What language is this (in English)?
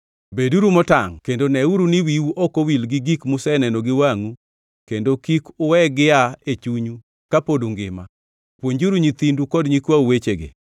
Luo (Kenya and Tanzania)